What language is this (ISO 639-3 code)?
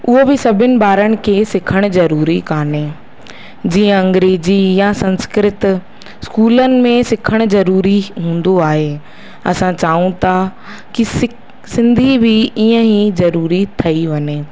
snd